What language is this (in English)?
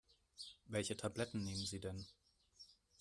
German